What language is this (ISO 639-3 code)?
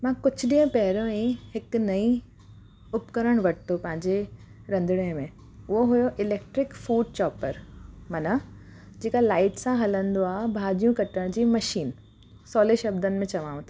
snd